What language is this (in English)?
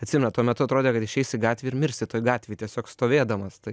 Lithuanian